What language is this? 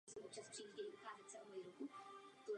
Czech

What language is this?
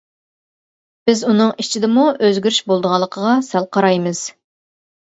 Uyghur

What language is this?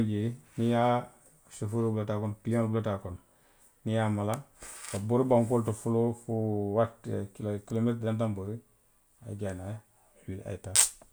Western Maninkakan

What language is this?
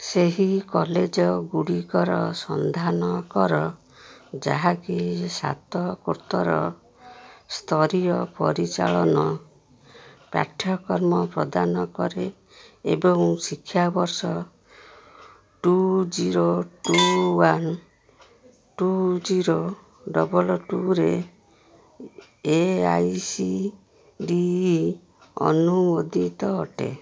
Odia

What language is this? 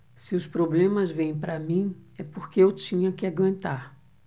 Portuguese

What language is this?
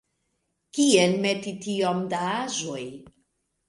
Esperanto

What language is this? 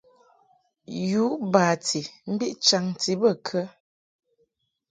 Mungaka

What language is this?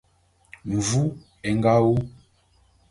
Bulu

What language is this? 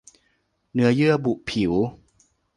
Thai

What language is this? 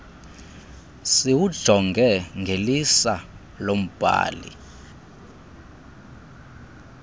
Xhosa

